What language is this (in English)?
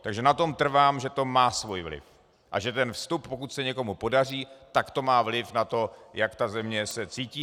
Czech